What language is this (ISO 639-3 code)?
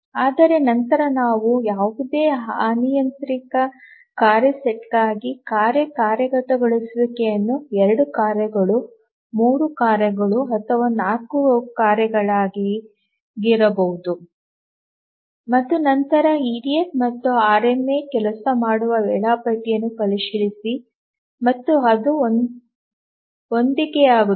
kan